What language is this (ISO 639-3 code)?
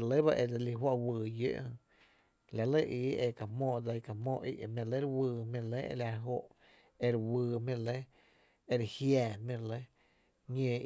cte